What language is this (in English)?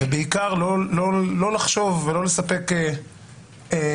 Hebrew